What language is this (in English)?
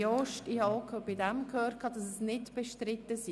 Swiss German